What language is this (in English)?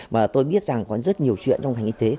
Vietnamese